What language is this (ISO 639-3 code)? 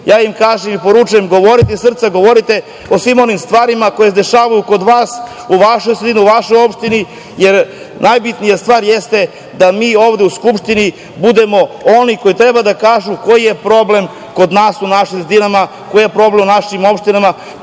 srp